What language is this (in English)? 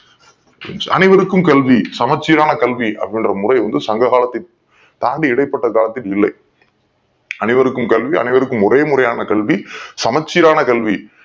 Tamil